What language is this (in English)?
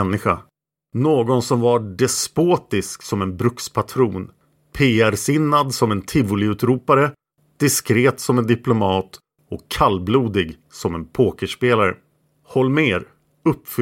Swedish